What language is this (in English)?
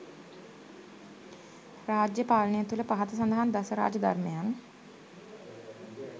Sinhala